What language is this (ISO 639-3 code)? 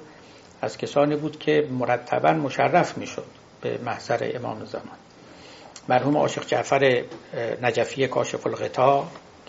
fas